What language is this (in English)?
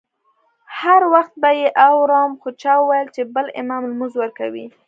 Pashto